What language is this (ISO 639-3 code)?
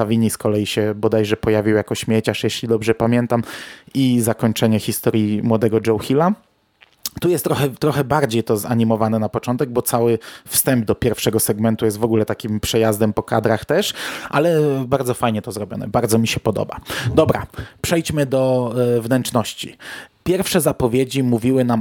pol